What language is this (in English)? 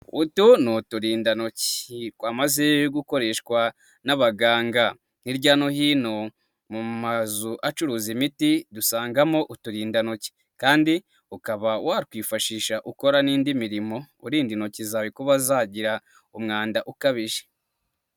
Kinyarwanda